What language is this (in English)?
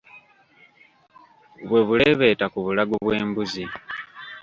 Ganda